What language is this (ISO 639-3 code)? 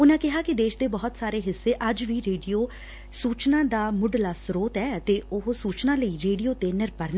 pan